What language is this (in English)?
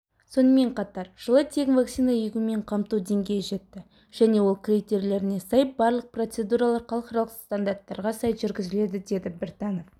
Kazakh